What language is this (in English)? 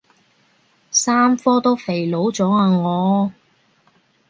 Cantonese